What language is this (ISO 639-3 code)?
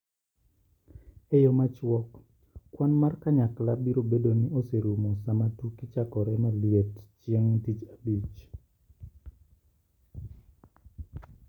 luo